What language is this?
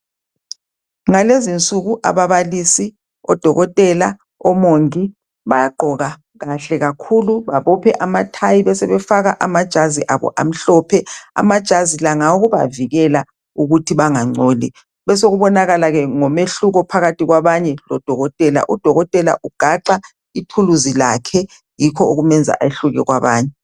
North Ndebele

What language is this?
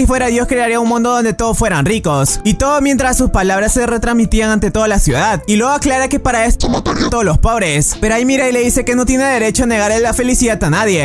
Spanish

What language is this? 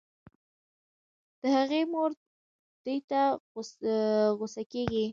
Pashto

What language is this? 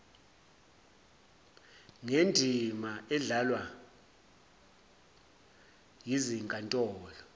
Zulu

